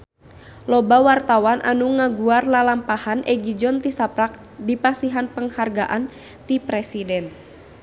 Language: Sundanese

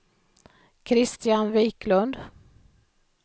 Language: Swedish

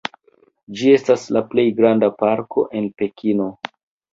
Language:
Esperanto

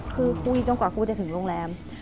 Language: Thai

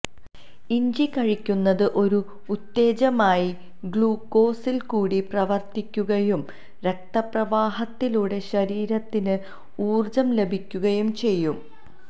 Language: Malayalam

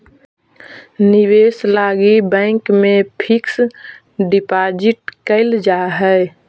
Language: Magahi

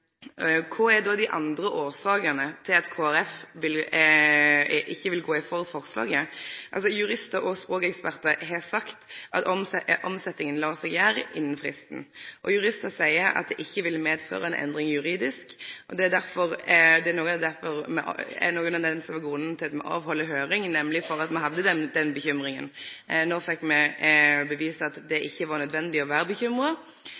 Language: Norwegian Nynorsk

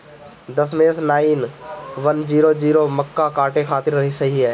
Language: Bhojpuri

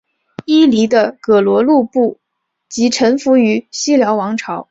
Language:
Chinese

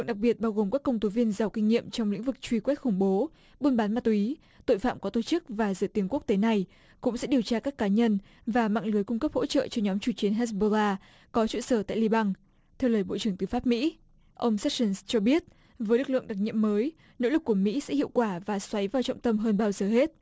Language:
Vietnamese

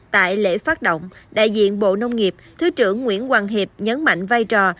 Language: Vietnamese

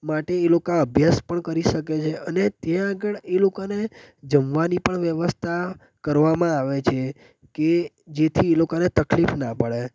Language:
Gujarati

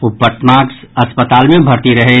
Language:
Maithili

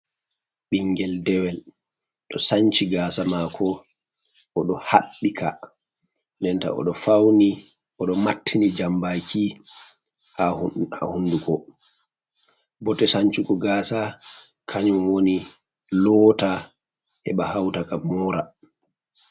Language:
Fula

